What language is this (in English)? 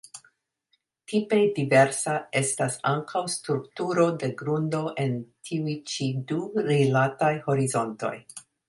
Esperanto